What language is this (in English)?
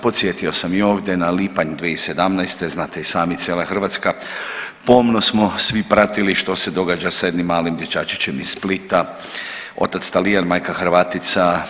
Croatian